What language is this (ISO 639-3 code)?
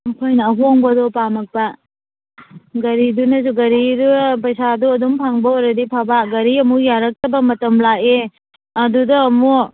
mni